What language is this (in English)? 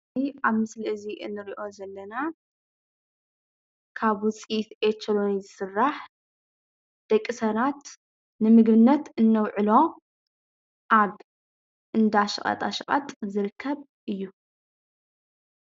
Tigrinya